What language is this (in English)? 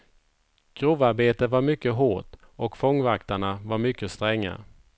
Swedish